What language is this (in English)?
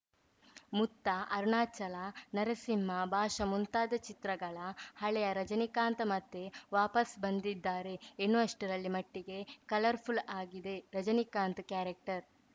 Kannada